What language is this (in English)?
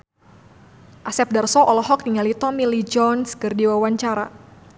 Sundanese